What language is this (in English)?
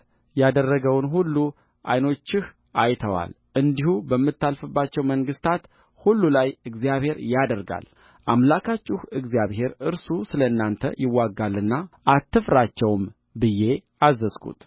Amharic